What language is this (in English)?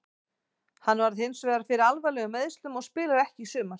Icelandic